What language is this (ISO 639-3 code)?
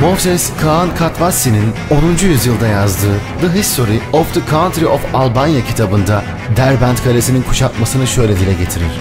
tur